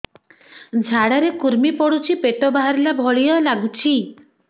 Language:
Odia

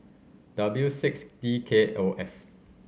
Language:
English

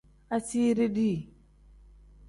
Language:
Tem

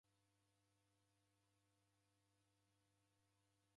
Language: Taita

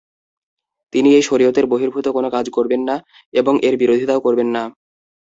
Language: Bangla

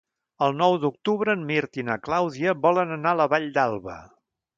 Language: Catalan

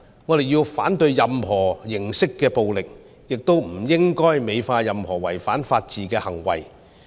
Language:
Cantonese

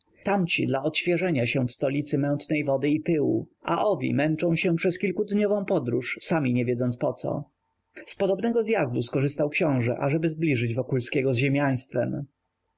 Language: Polish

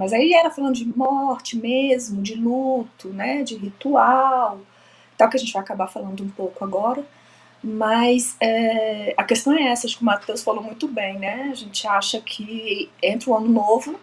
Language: Portuguese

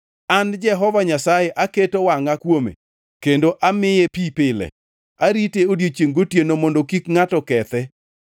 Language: Luo (Kenya and Tanzania)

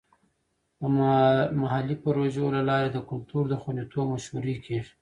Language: Pashto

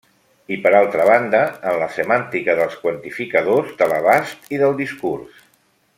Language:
Catalan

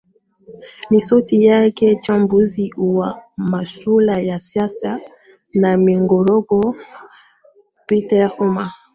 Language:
Swahili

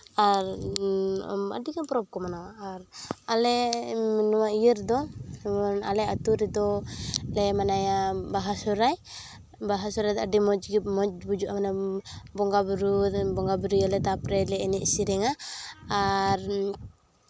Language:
Santali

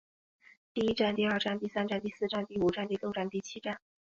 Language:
Chinese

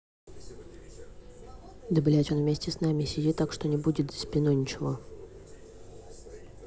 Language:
Russian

